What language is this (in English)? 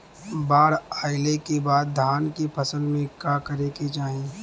Bhojpuri